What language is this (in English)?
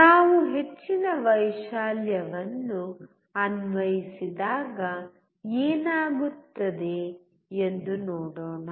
Kannada